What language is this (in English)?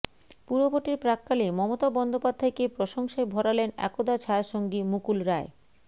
Bangla